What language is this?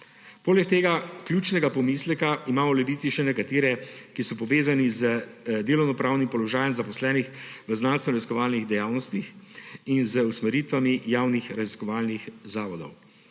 Slovenian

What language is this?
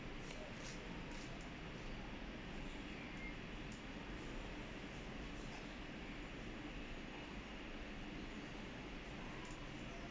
English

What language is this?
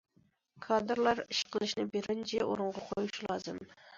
Uyghur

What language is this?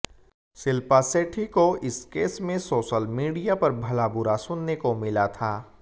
Hindi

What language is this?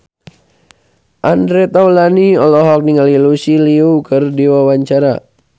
Sundanese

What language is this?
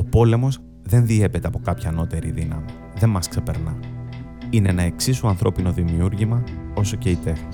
Greek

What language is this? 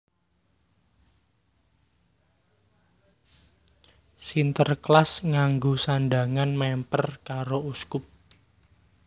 Javanese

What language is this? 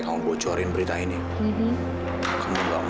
Indonesian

